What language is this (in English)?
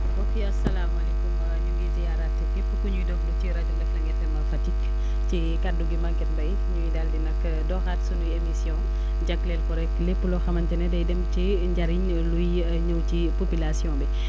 Wolof